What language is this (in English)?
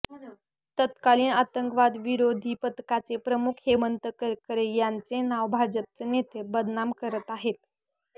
Marathi